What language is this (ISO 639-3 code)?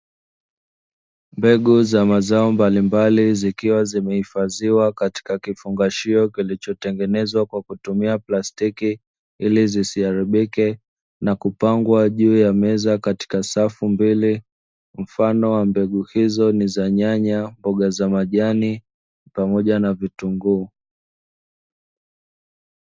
swa